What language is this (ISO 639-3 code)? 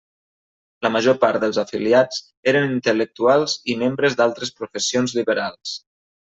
cat